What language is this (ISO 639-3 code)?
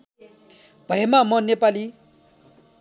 nep